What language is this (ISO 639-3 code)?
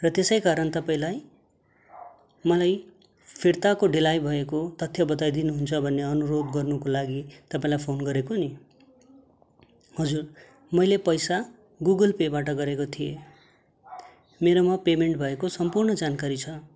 nep